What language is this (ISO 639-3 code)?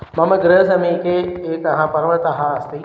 san